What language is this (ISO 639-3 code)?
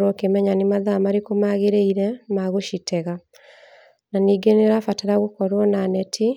kik